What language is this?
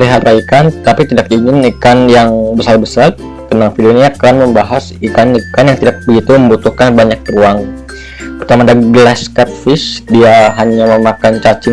Indonesian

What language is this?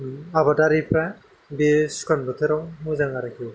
Bodo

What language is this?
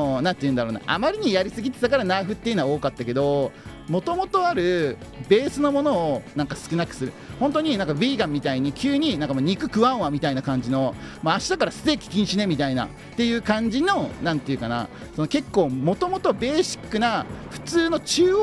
Japanese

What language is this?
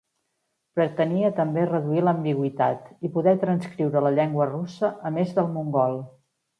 Catalan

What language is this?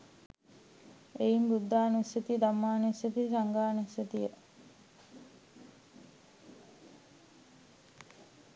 Sinhala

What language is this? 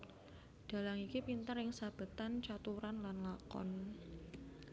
Javanese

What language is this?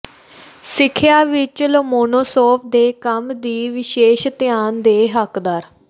Punjabi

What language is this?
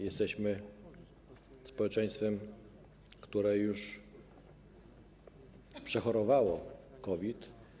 Polish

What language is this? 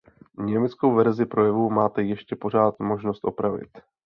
Czech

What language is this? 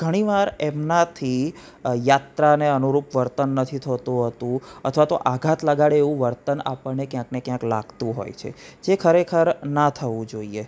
Gujarati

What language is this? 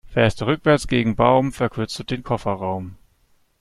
German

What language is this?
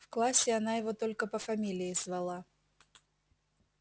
Russian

